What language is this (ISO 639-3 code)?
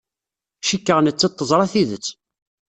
kab